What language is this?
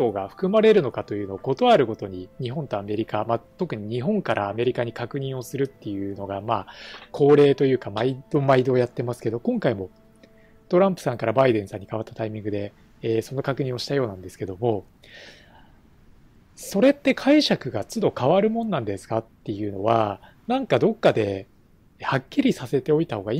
Japanese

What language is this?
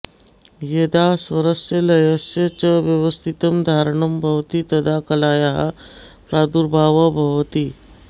Sanskrit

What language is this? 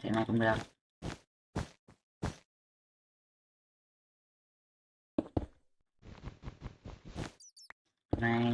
Vietnamese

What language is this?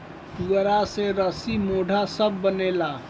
Bhojpuri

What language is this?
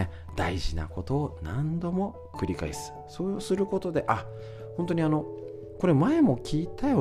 Japanese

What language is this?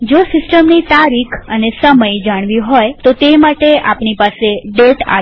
Gujarati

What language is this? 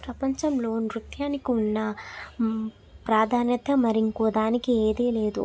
Telugu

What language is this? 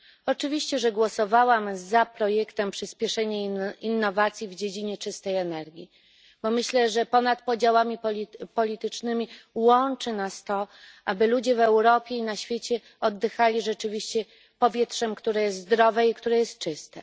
Polish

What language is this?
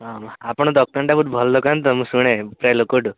Odia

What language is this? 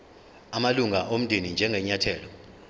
Zulu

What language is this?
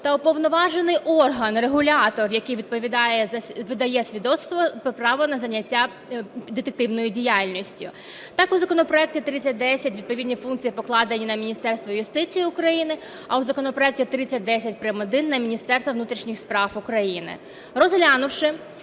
Ukrainian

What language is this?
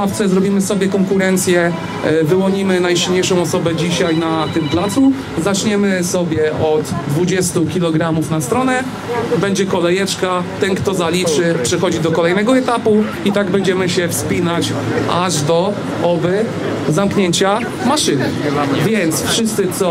Polish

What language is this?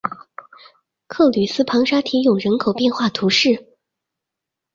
Chinese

